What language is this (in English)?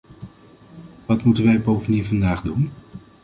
Dutch